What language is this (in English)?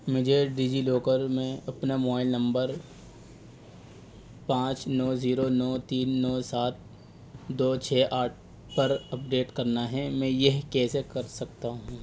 Urdu